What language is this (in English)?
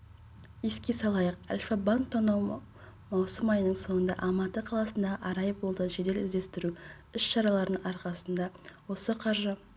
Kazakh